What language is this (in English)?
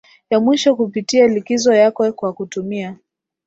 Swahili